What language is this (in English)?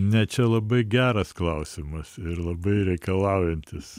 Lithuanian